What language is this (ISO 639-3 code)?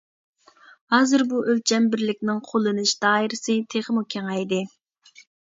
uig